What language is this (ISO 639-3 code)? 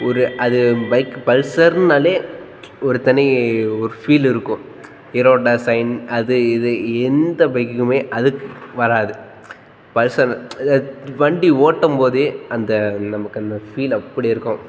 tam